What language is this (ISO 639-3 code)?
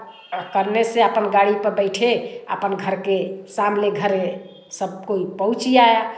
hin